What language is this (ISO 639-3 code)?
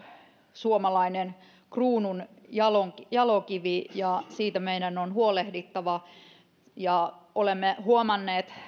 fin